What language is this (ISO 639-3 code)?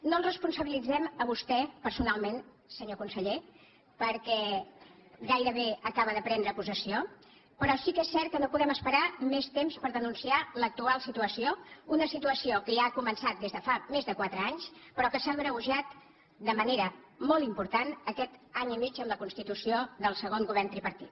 cat